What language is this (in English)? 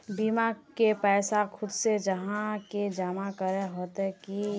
Magahi